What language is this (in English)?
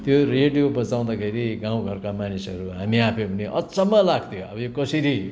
Nepali